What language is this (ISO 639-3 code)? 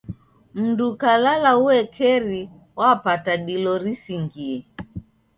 dav